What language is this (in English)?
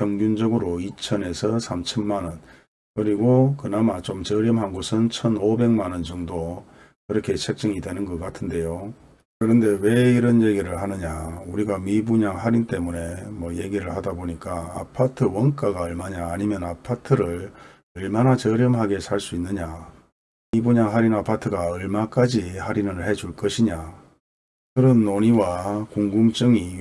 Korean